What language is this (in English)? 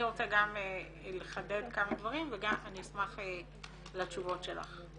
Hebrew